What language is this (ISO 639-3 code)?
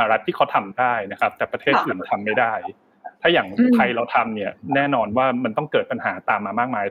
tha